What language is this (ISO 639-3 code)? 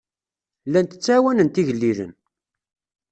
kab